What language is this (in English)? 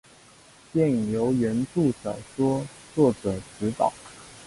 Chinese